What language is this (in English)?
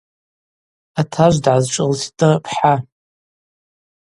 Abaza